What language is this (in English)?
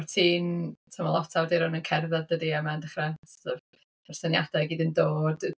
Welsh